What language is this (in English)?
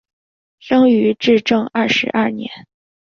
Chinese